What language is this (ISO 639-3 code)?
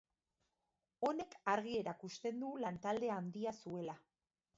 eus